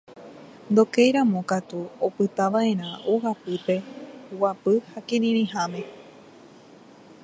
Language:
Guarani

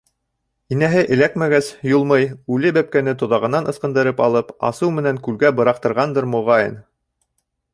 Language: Bashkir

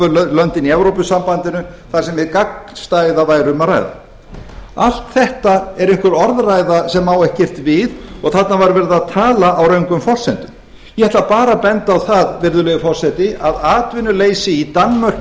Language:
Icelandic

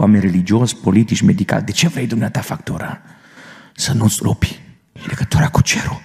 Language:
Romanian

